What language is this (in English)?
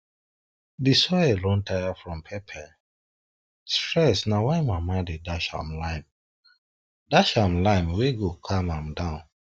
Nigerian Pidgin